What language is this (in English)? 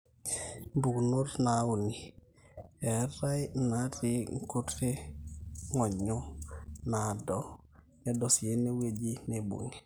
Masai